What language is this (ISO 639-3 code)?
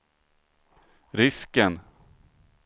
swe